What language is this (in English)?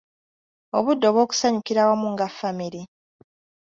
Ganda